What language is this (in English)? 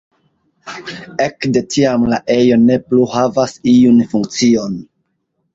Esperanto